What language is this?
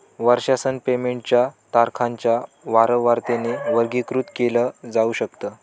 Marathi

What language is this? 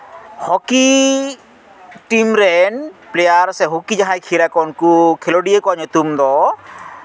Santali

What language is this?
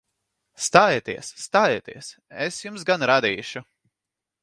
Latvian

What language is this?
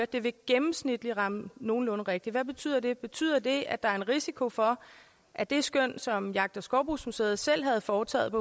Danish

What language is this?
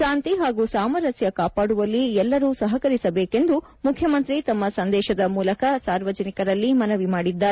Kannada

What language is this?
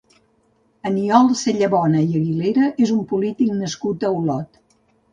Catalan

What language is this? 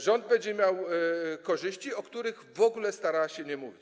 Polish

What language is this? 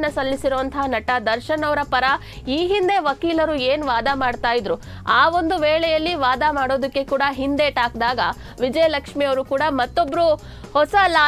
Kannada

